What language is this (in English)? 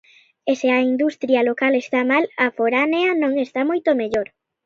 Galician